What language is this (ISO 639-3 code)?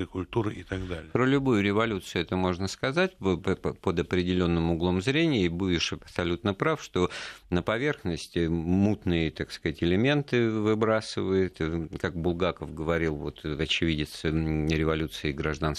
rus